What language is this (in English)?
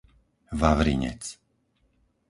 Slovak